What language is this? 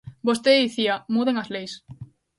Galician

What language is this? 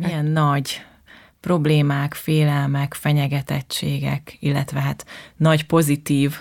Hungarian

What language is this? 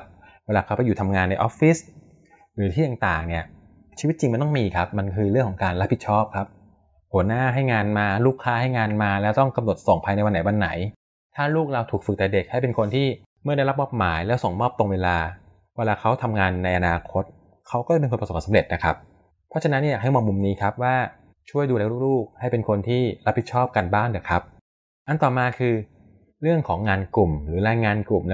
Thai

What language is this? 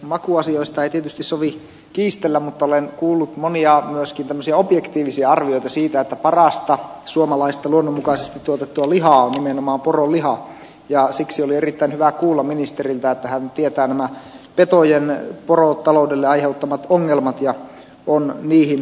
Finnish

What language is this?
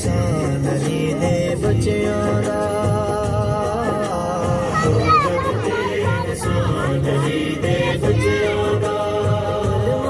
Urdu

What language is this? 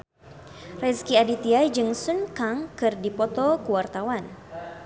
Sundanese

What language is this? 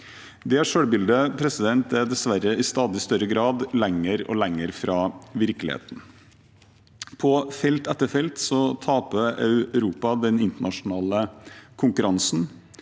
Norwegian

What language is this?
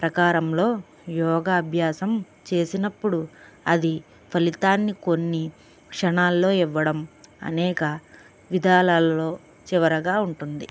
Telugu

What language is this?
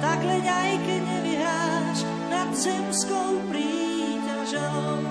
Slovak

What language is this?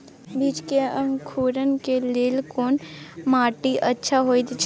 Maithili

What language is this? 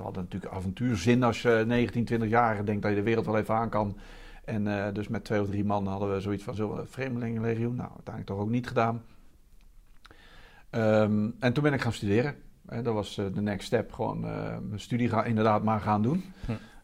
Dutch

